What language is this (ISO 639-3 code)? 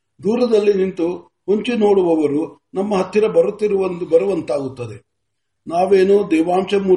kan